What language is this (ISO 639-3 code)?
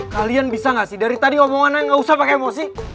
ind